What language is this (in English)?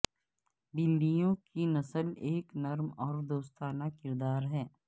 Urdu